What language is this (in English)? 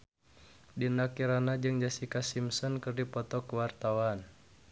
Sundanese